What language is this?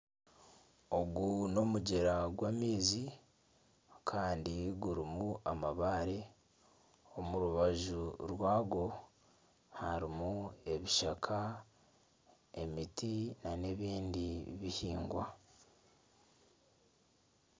Nyankole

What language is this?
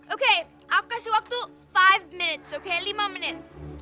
Indonesian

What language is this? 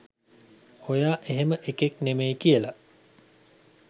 Sinhala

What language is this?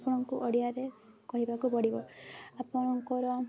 Odia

